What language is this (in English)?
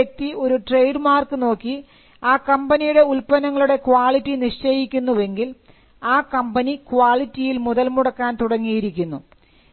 Malayalam